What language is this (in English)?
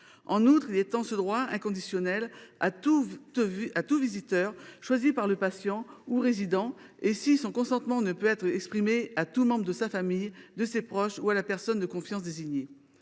French